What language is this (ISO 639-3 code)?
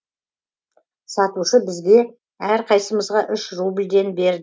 kaz